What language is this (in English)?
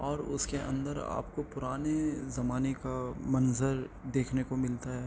Urdu